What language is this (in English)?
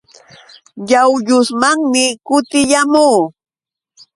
Yauyos Quechua